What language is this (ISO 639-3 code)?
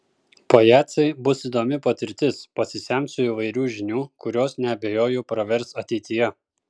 lit